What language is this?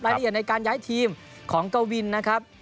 Thai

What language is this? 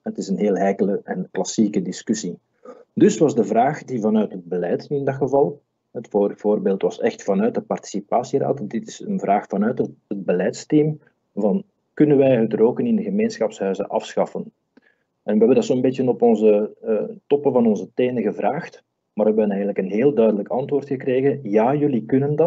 Dutch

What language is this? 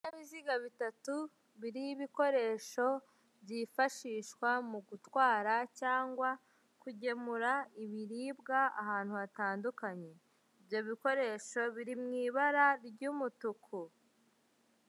Kinyarwanda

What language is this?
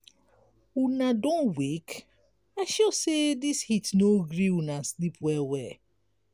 Nigerian Pidgin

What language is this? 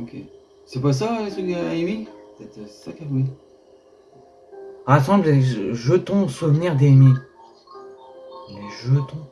French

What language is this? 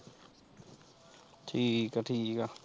Punjabi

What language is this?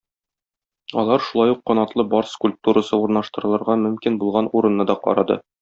Tatar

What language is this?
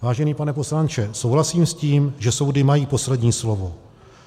Czech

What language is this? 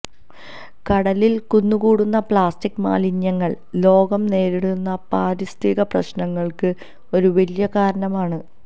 Malayalam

